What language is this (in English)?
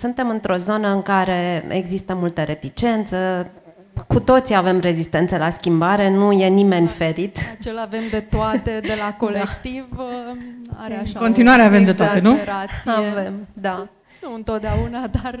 Romanian